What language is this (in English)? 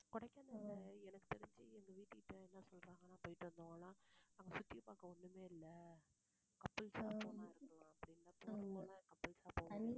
Tamil